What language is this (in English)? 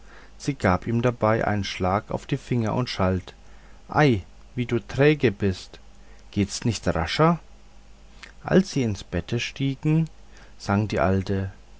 German